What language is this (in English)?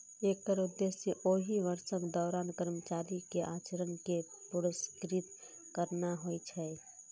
Maithili